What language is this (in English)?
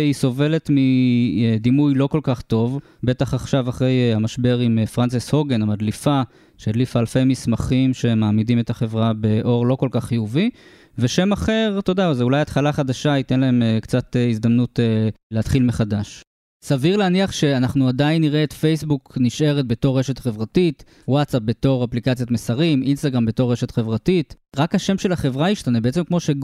Hebrew